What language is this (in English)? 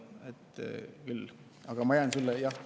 Estonian